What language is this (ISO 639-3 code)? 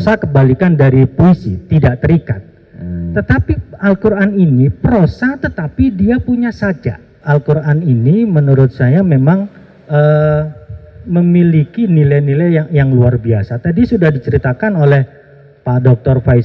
ind